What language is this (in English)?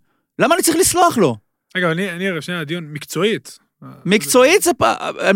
Hebrew